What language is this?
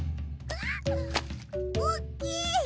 Japanese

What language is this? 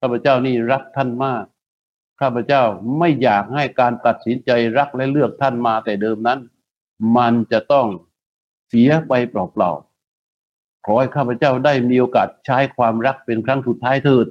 Thai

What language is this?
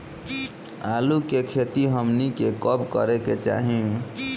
Bhojpuri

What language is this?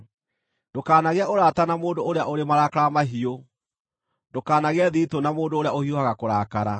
Kikuyu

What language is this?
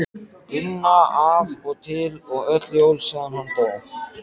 Icelandic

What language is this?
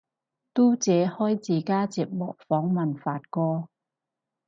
Cantonese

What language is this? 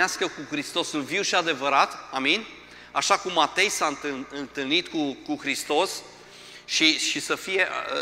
Romanian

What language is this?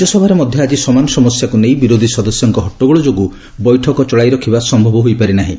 Odia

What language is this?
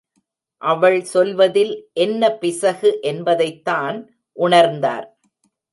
Tamil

